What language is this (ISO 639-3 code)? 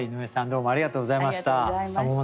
jpn